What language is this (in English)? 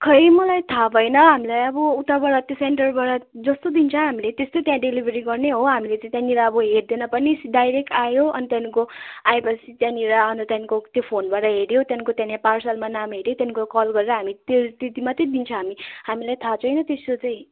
Nepali